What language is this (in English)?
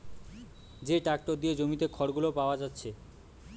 Bangla